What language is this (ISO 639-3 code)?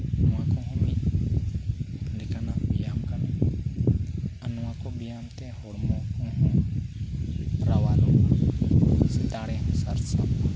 sat